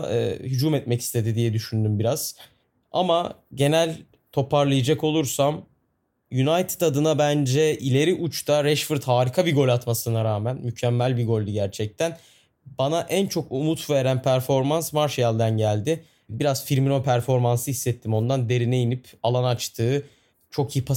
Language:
Turkish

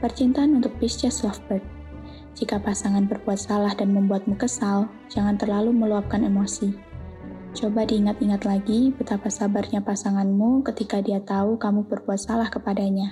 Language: Indonesian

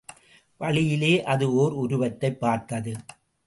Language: Tamil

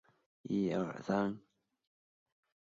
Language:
Chinese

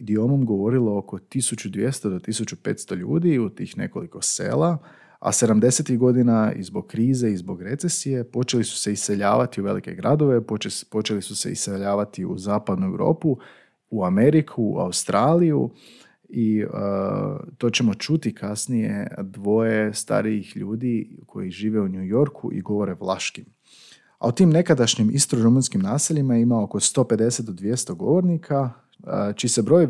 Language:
Croatian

